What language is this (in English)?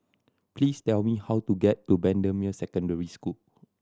English